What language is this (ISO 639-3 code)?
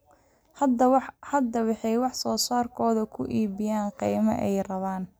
som